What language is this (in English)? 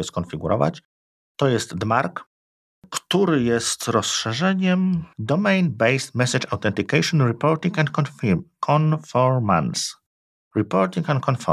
Polish